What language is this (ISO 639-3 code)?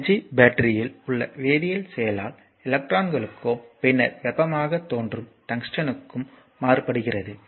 tam